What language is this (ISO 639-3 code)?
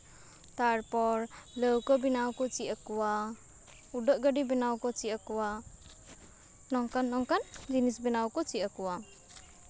sat